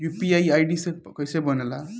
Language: Bhojpuri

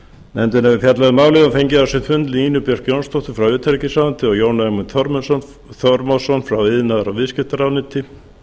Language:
Icelandic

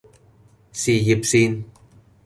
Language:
Cantonese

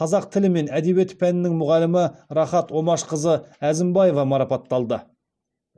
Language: Kazakh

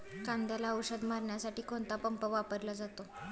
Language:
Marathi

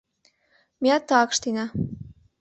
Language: Mari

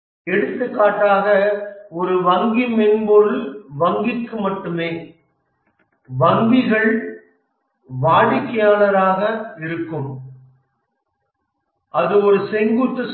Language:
Tamil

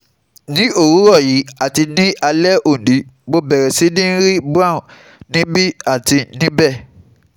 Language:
Yoruba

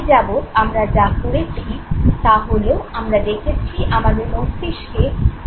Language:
Bangla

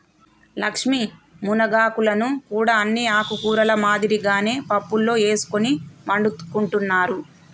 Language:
Telugu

